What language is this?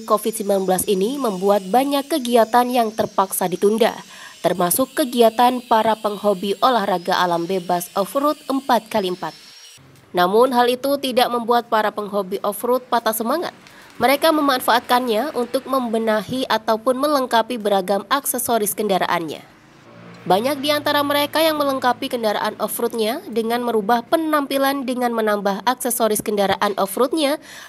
Indonesian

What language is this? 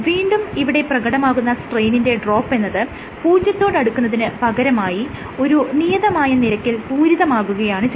Malayalam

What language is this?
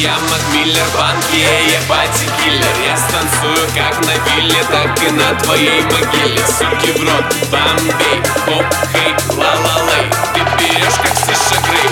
Ukrainian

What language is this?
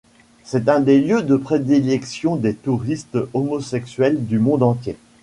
French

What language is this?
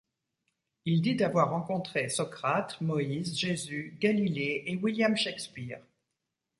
French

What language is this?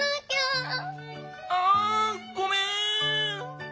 Japanese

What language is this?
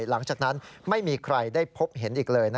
Thai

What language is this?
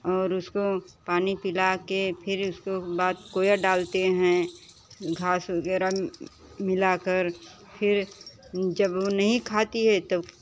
Hindi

